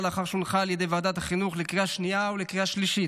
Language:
Hebrew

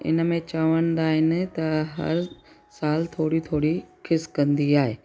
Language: Sindhi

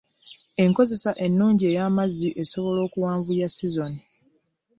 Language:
Ganda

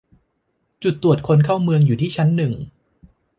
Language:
Thai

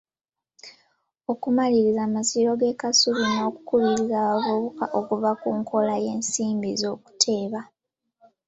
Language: Ganda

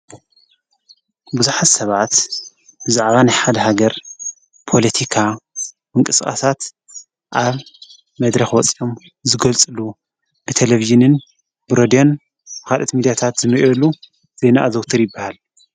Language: Tigrinya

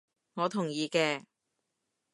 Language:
Cantonese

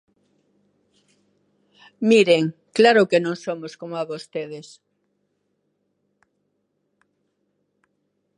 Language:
Galician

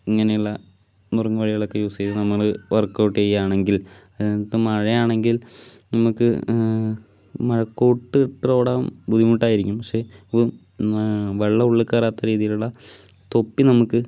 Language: Malayalam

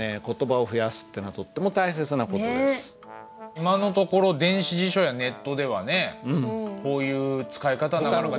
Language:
Japanese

